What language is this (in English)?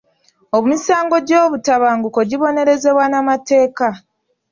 Ganda